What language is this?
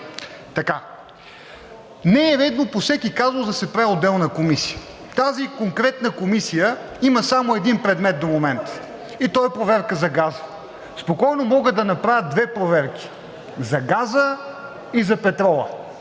Bulgarian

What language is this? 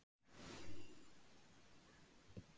Icelandic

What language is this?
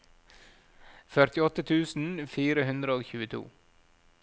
Norwegian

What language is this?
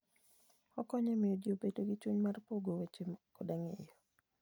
Luo (Kenya and Tanzania)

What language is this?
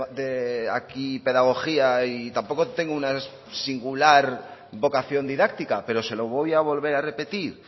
Spanish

